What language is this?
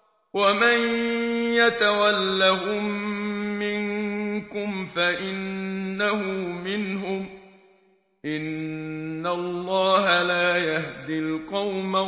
Arabic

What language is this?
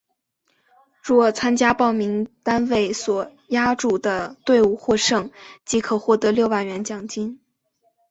Chinese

